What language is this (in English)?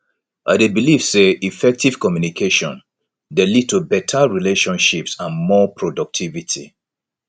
Nigerian Pidgin